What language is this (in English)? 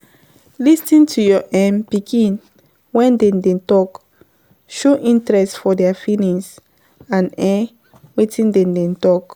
Nigerian Pidgin